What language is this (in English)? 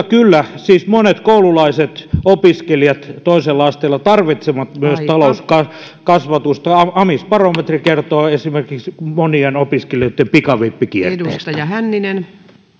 Finnish